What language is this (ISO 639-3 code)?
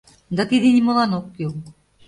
chm